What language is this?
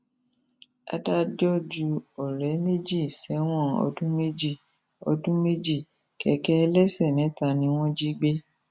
Yoruba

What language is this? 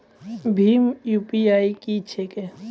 Maithili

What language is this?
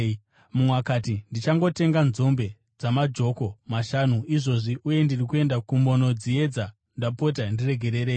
Shona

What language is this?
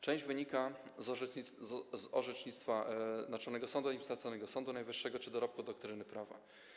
Polish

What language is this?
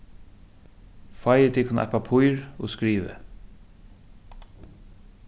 Faroese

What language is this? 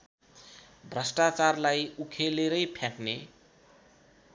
Nepali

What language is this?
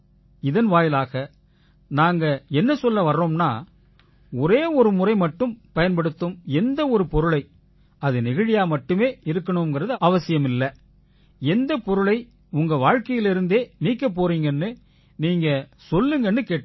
Tamil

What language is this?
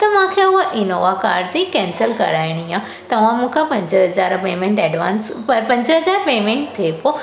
Sindhi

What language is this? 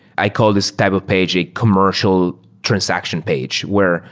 English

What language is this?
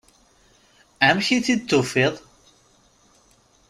Kabyle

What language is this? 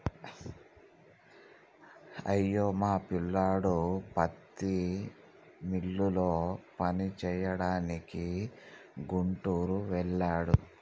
Telugu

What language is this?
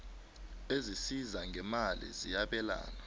South Ndebele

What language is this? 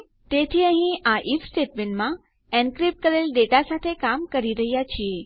Gujarati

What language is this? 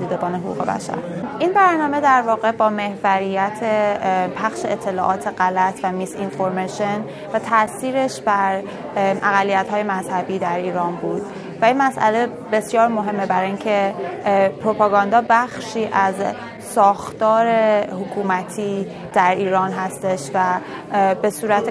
Persian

